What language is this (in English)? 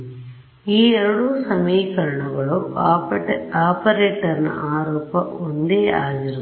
Kannada